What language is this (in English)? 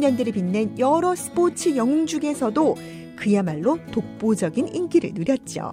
Korean